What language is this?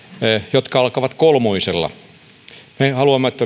Finnish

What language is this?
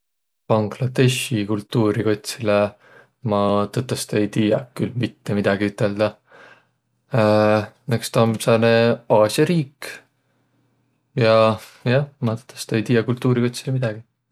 Võro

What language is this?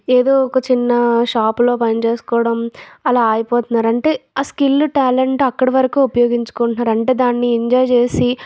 Telugu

